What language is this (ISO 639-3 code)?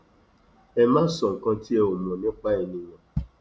yor